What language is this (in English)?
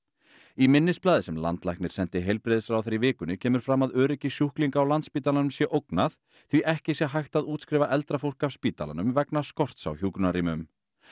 Icelandic